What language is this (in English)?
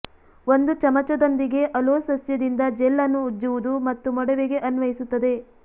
Kannada